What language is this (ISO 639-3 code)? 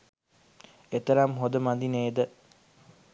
sin